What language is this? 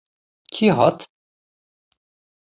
Kurdish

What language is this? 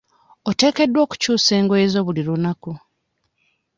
Ganda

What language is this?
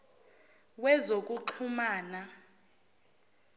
Zulu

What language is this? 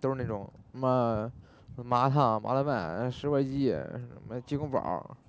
Chinese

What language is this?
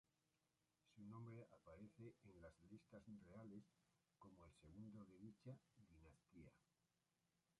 Spanish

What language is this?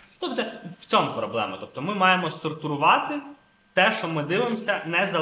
Ukrainian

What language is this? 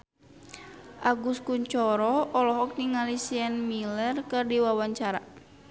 Sundanese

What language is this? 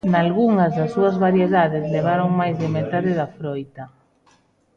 Galician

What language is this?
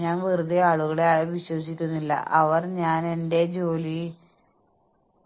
Malayalam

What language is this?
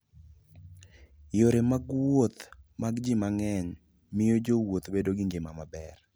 Luo (Kenya and Tanzania)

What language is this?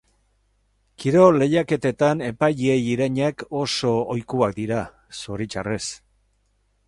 Basque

